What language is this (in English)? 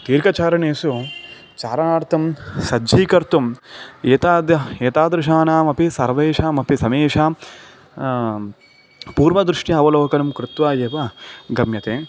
Sanskrit